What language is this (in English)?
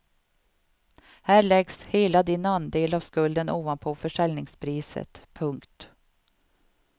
Swedish